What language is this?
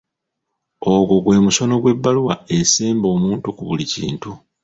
Ganda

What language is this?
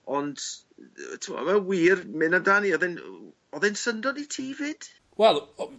Welsh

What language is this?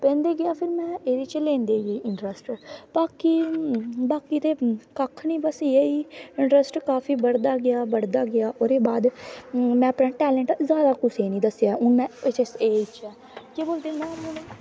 Dogri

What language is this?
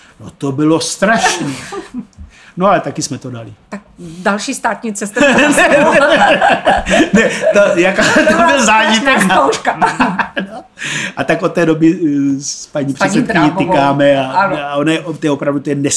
Czech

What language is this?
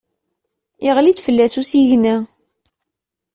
Kabyle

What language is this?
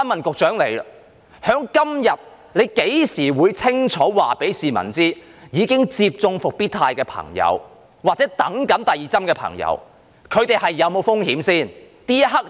Cantonese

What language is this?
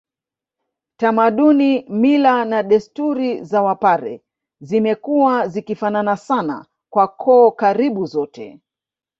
Swahili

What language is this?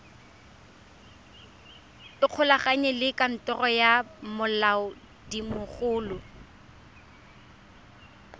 Tswana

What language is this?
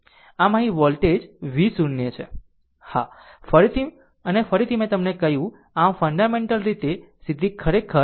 Gujarati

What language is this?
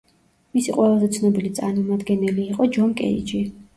Georgian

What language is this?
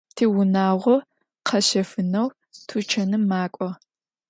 Adyghe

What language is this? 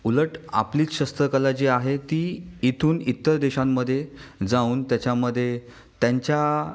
Marathi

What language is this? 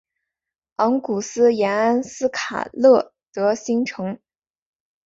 Chinese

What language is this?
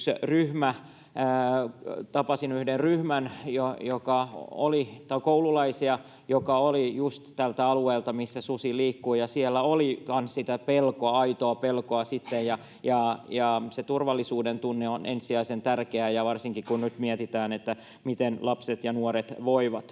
Finnish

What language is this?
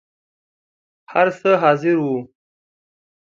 Pashto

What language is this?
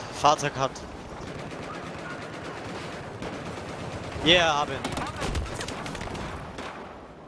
German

